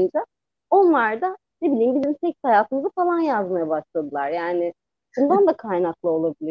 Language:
Turkish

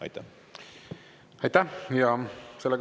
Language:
Estonian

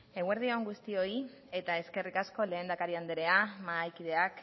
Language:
Basque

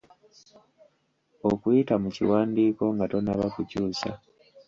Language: Ganda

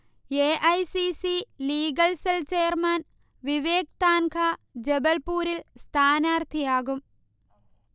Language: Malayalam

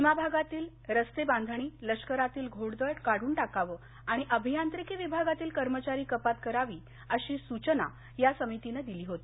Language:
Marathi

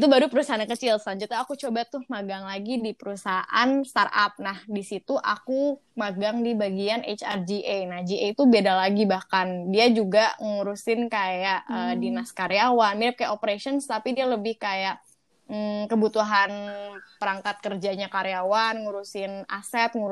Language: Indonesian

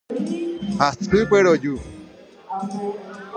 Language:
Guarani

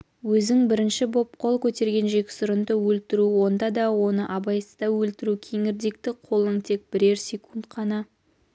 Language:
Kazakh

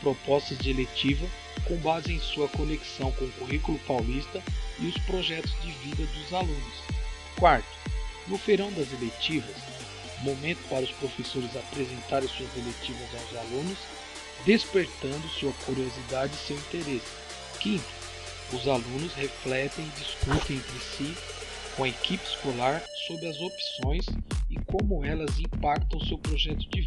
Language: Portuguese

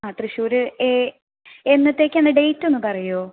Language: Malayalam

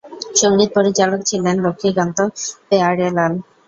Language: Bangla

